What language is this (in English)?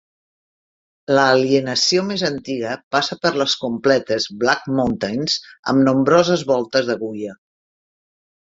Catalan